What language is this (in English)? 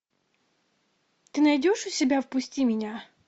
Russian